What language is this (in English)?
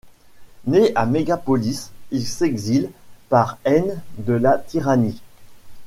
French